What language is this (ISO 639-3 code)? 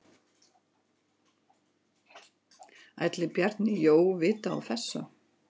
isl